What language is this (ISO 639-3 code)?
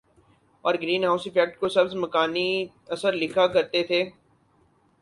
urd